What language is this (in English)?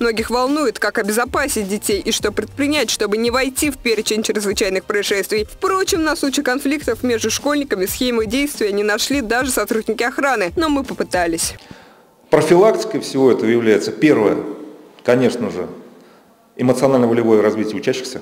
Russian